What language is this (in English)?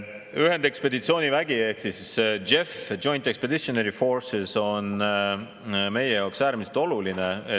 Estonian